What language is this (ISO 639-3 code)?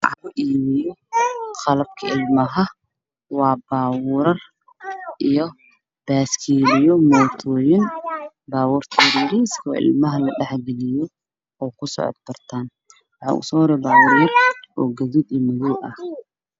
som